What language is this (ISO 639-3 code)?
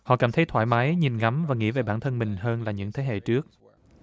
vie